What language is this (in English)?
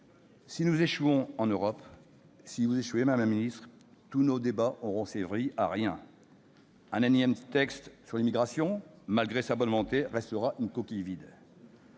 French